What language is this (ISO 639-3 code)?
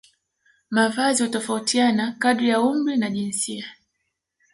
swa